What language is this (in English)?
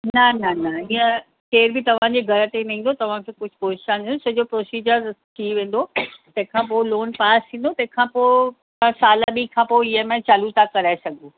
Sindhi